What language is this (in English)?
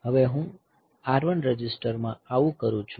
Gujarati